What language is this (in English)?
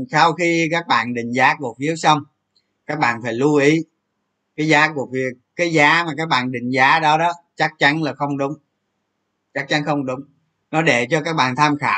Vietnamese